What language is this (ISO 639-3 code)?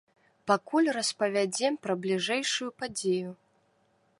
bel